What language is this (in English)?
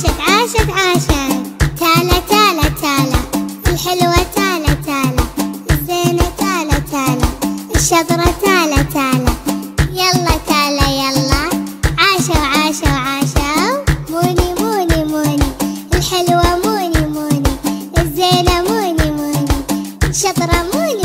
Arabic